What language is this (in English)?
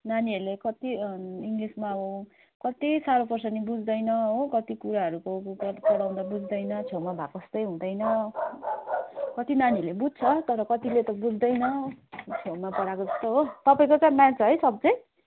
Nepali